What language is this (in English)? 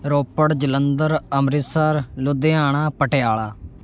Punjabi